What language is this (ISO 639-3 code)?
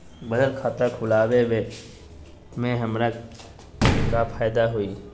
mag